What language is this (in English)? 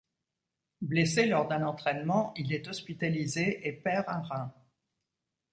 French